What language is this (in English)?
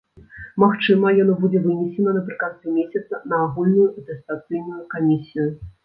Belarusian